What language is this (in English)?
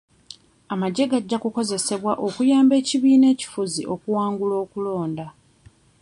Ganda